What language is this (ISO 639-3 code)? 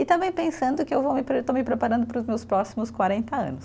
por